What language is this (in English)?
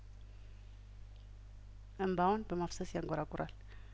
Amharic